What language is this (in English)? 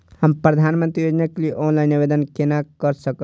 Maithili